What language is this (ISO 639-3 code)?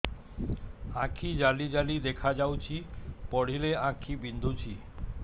ori